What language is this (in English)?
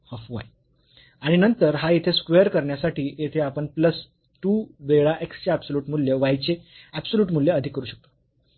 Marathi